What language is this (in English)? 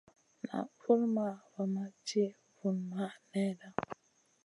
Masana